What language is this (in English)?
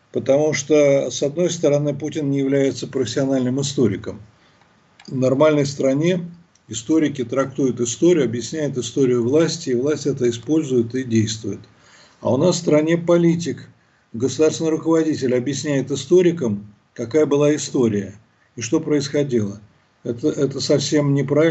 Russian